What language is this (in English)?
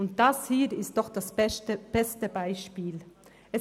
Swiss German